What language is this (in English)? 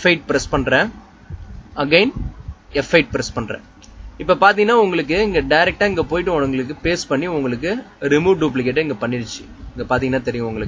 English